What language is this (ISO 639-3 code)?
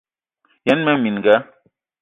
eto